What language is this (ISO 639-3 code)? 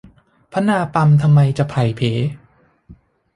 tha